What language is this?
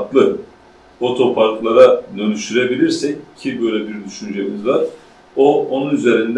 Turkish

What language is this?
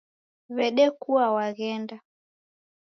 Taita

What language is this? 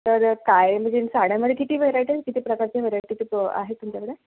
Marathi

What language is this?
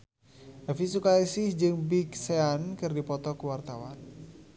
Sundanese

